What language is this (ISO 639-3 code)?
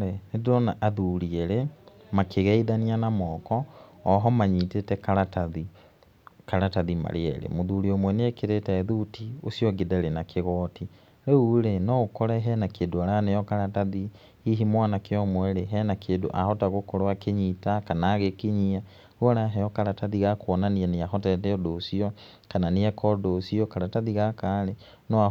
kik